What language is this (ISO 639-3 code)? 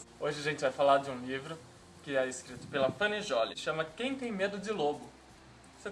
por